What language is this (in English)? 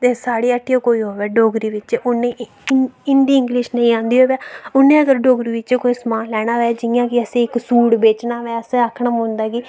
Dogri